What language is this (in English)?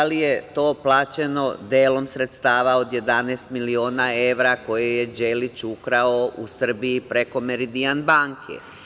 Serbian